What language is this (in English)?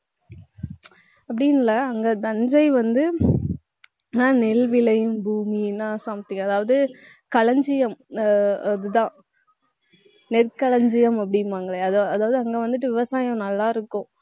Tamil